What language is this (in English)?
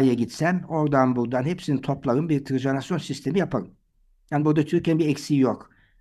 Turkish